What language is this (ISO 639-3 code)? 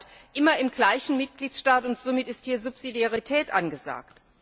deu